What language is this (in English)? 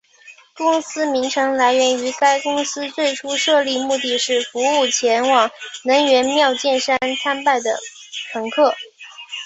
Chinese